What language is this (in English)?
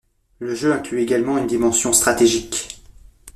French